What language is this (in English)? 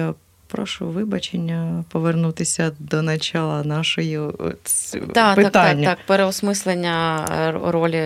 Ukrainian